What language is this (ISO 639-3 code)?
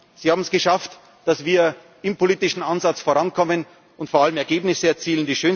deu